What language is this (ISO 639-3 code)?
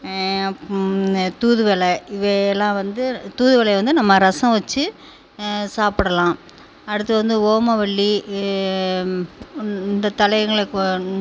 tam